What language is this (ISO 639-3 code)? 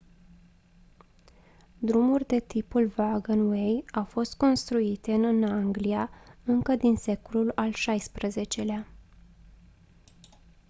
ron